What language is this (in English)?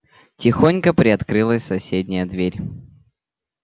Russian